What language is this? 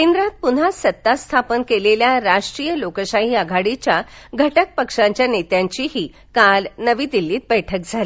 Marathi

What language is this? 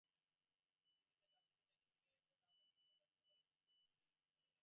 Bangla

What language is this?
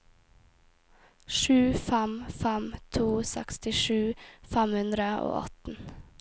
Norwegian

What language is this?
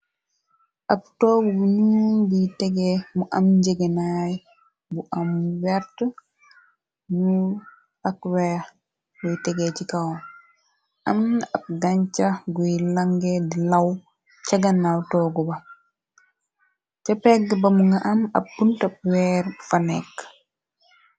Wolof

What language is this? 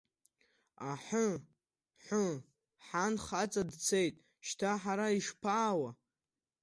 Abkhazian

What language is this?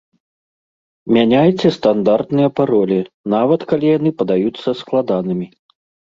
Belarusian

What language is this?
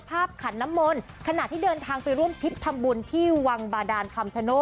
Thai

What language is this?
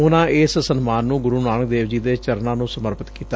Punjabi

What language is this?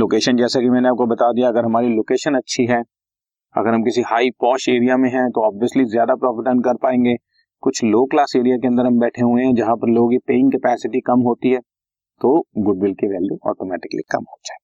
Hindi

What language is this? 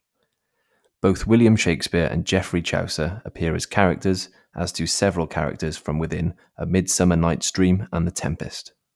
English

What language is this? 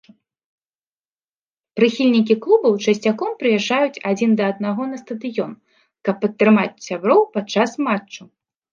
Belarusian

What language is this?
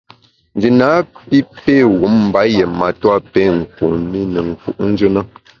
Bamun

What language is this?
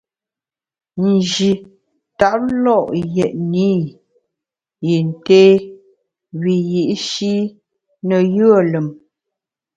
Bamun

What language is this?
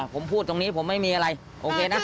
Thai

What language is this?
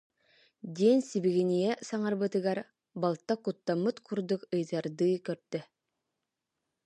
Yakut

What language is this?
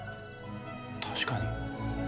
Japanese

